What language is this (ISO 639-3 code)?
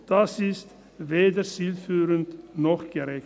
gsw